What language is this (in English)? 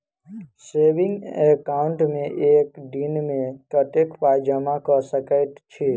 Maithili